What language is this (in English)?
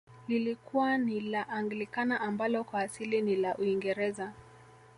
Swahili